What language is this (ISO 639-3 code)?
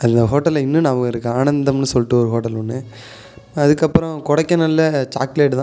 tam